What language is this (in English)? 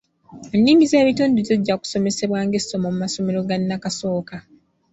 Ganda